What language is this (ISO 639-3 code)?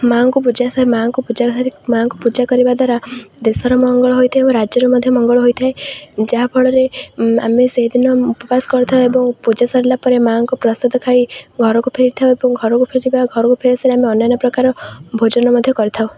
ori